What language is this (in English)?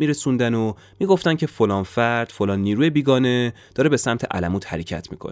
Persian